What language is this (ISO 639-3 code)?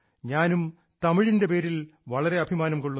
mal